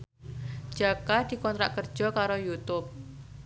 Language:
Javanese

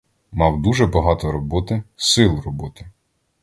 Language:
Ukrainian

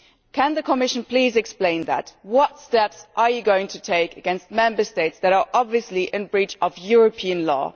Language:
English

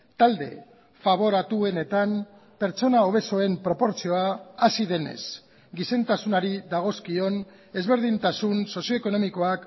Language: Basque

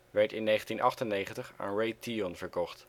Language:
Dutch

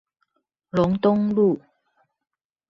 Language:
Chinese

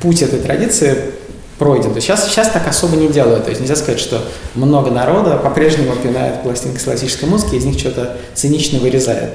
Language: Russian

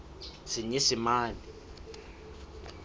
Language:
Southern Sotho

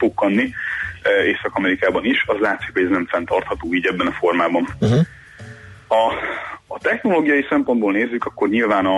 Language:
Hungarian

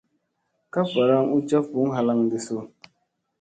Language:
Musey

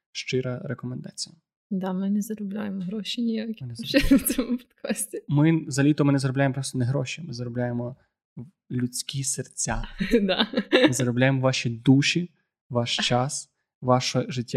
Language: Ukrainian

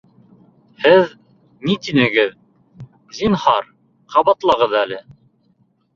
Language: Bashkir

